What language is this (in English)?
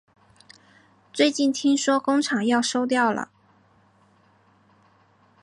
Chinese